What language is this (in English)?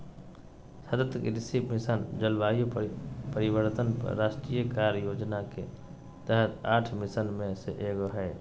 Magahi